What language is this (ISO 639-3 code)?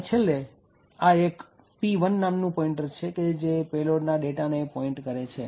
guj